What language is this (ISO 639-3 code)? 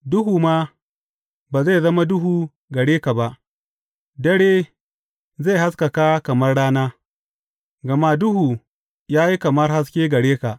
hau